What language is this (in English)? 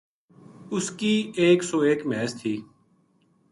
Gujari